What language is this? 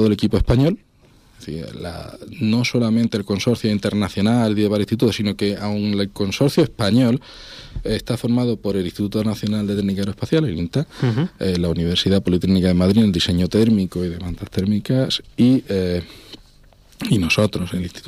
Spanish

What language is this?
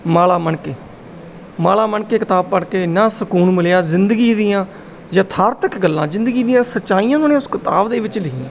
Punjabi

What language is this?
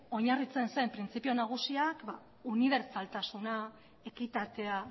Basque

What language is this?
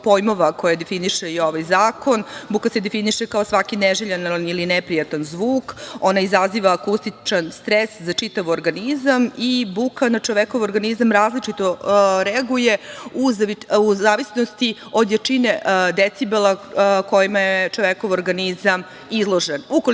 Serbian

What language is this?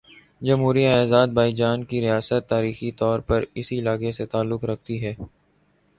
Urdu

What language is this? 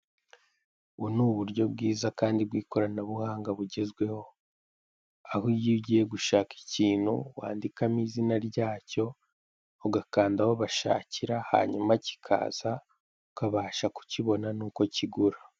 Kinyarwanda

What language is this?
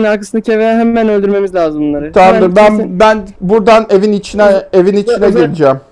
Turkish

